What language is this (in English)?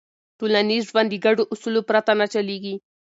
Pashto